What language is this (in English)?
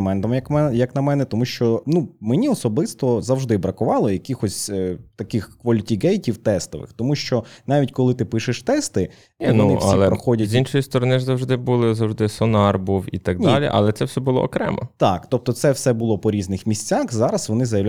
Ukrainian